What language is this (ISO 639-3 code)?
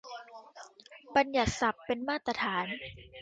tha